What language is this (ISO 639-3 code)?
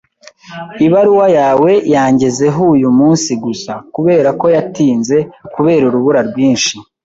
kin